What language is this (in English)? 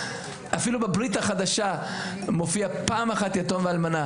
Hebrew